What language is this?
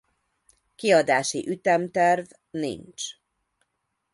Hungarian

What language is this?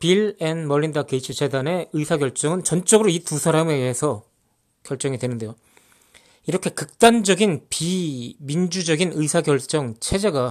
Korean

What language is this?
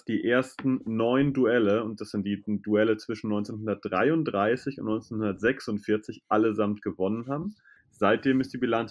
German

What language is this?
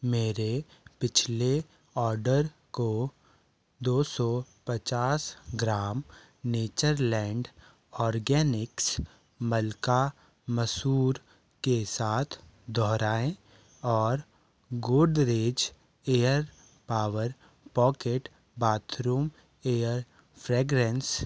Hindi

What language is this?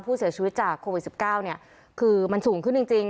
Thai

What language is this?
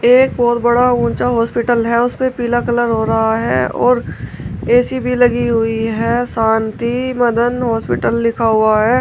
Hindi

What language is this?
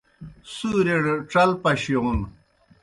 Kohistani Shina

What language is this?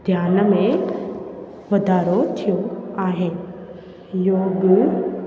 Sindhi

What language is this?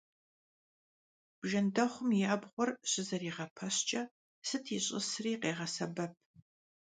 Kabardian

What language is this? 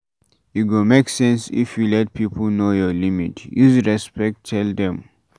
Nigerian Pidgin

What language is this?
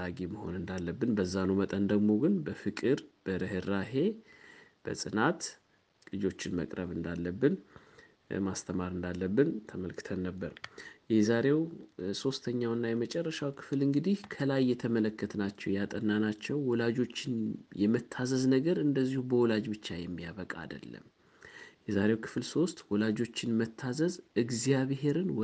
Amharic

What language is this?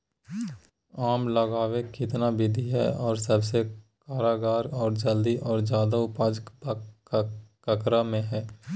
Magahi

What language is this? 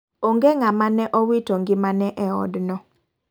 Luo (Kenya and Tanzania)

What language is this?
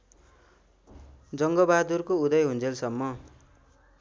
Nepali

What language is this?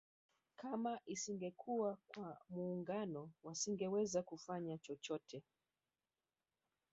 Swahili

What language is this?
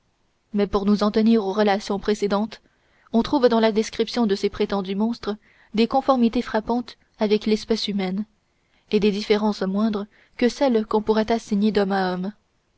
French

